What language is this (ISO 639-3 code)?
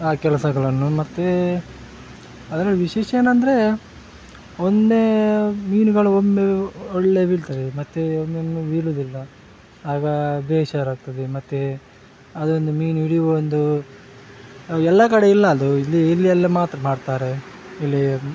kan